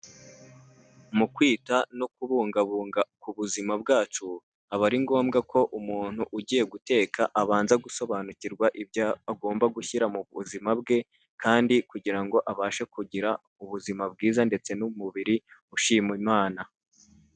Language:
Kinyarwanda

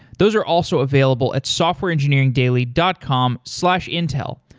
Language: English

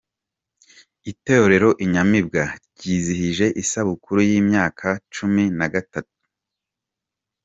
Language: Kinyarwanda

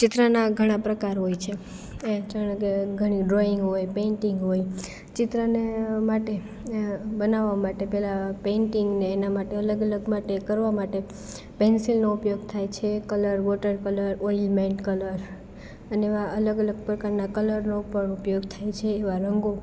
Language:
Gujarati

